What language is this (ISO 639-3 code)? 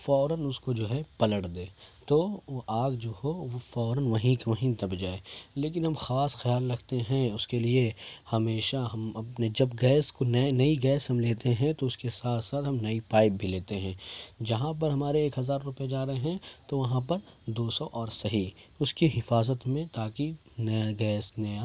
urd